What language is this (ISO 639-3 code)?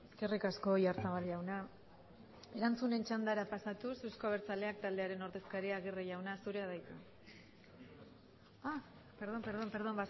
eus